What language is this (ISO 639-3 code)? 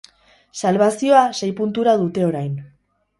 eus